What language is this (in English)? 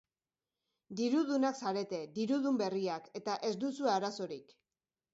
Basque